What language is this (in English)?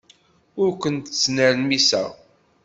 Kabyle